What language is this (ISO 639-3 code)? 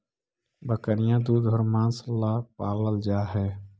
mag